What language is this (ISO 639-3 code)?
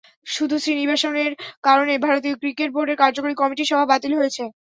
ben